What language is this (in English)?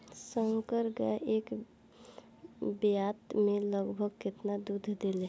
Bhojpuri